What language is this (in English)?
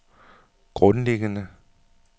Danish